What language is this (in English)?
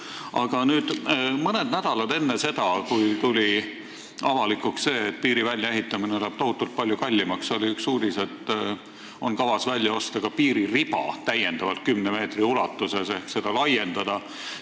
Estonian